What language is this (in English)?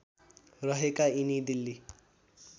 Nepali